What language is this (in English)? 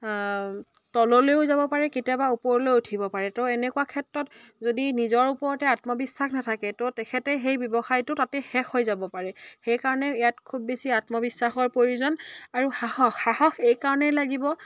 Assamese